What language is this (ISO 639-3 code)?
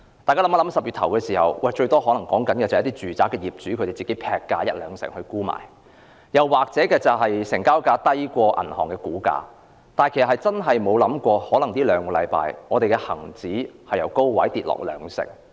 yue